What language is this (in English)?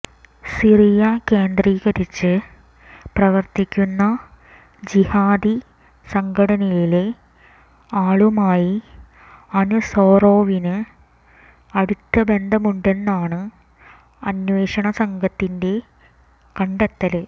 Malayalam